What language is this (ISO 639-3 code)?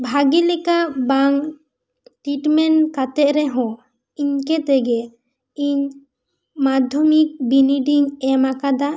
sat